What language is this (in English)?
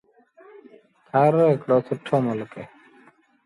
Sindhi Bhil